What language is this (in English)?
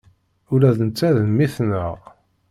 Kabyle